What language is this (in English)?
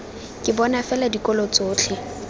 Tswana